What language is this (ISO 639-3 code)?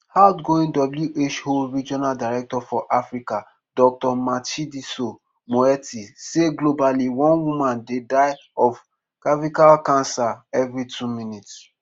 pcm